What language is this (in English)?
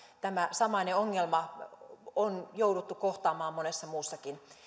Finnish